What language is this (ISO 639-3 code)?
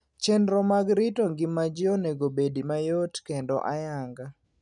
luo